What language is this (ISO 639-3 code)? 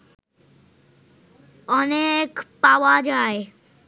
ben